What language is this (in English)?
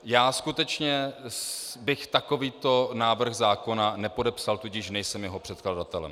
Czech